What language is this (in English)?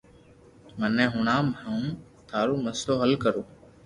Loarki